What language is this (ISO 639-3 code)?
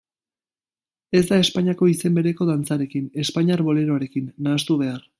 eus